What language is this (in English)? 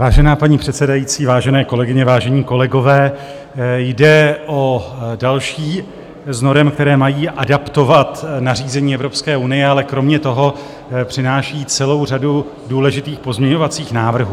Czech